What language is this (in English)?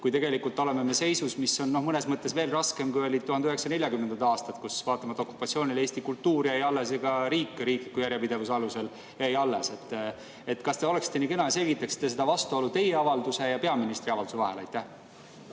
Estonian